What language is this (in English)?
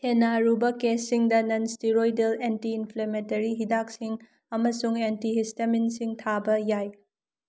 Manipuri